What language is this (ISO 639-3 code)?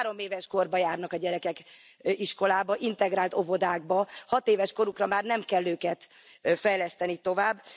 hun